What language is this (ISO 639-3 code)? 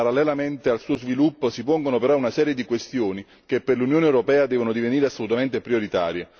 ita